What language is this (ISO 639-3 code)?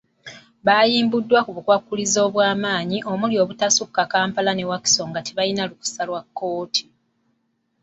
lug